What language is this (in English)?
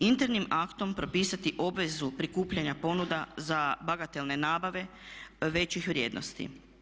Croatian